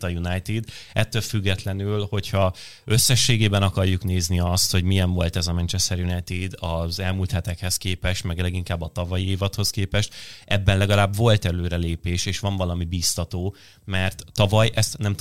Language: Hungarian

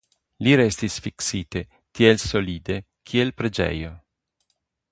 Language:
Esperanto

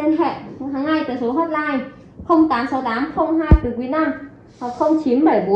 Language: Vietnamese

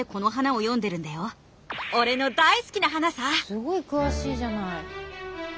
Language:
Japanese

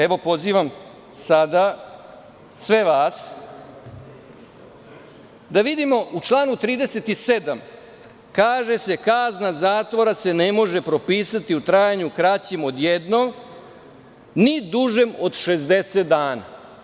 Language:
Serbian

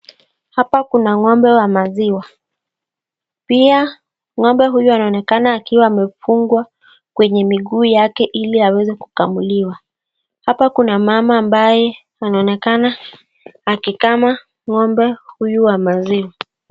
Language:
Swahili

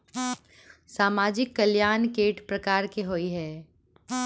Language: Maithili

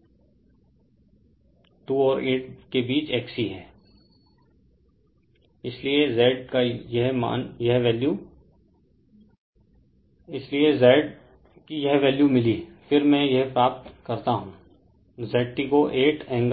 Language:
Hindi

